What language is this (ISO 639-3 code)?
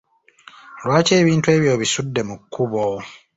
lug